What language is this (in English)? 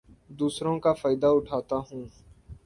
Urdu